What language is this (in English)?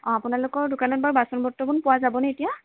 Assamese